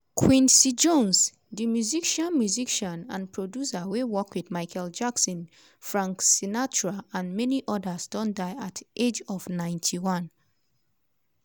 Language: Nigerian Pidgin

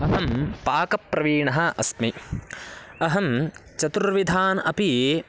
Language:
Sanskrit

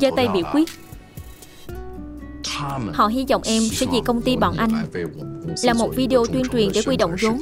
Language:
Vietnamese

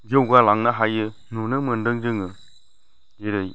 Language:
Bodo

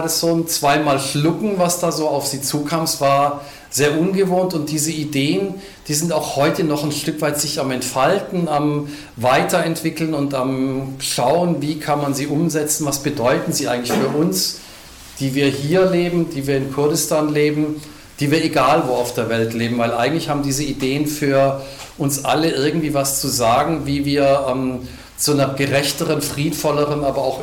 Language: German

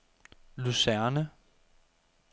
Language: Danish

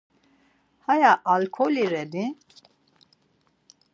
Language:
Laz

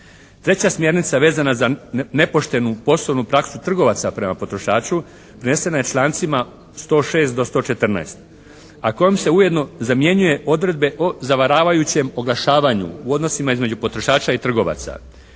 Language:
Croatian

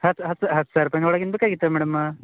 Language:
Kannada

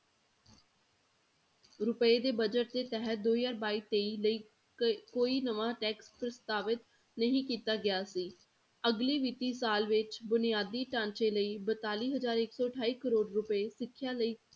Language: Punjabi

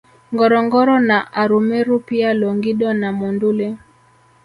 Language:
Swahili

